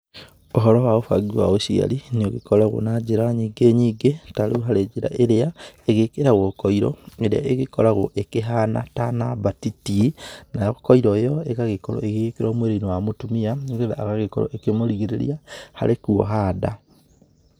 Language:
Kikuyu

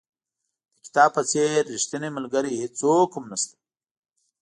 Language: Pashto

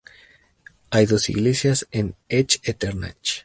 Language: Spanish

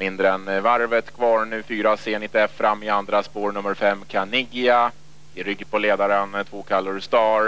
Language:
Swedish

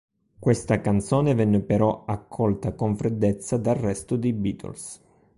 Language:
Italian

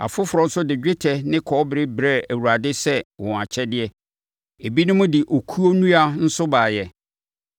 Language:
Akan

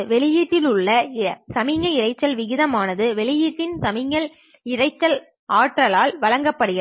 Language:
Tamil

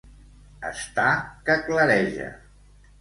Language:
Catalan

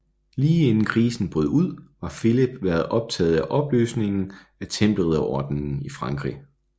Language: Danish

